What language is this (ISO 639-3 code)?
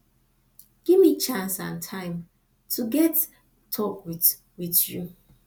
pcm